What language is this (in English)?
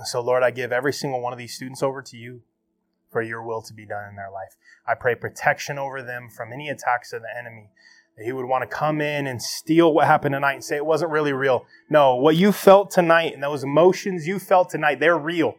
English